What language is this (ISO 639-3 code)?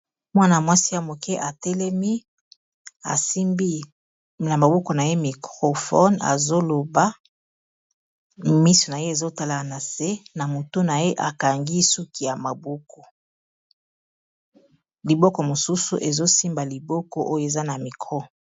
lin